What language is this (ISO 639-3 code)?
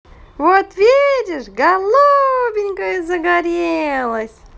rus